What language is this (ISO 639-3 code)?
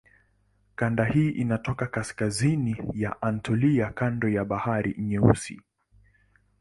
swa